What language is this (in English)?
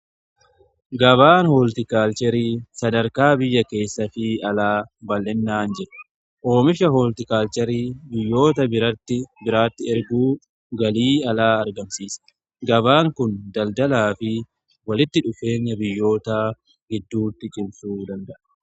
Oromo